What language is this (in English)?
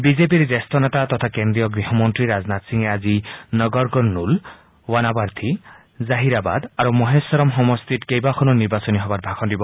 Assamese